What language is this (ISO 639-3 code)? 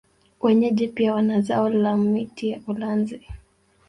swa